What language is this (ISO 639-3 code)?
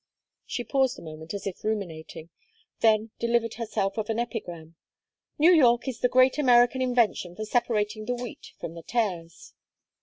eng